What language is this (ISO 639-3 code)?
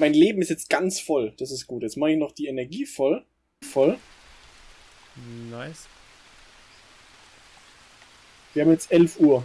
deu